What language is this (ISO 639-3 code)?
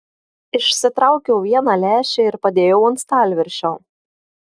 lit